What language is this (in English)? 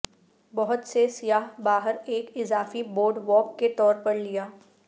Urdu